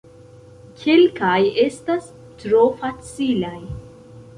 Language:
Esperanto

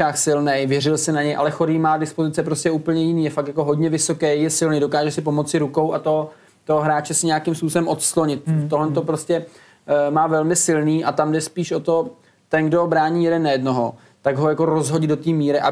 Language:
Czech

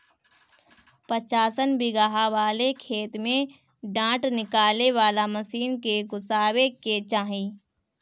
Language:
Bhojpuri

